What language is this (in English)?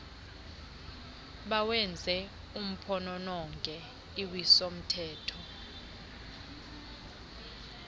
Xhosa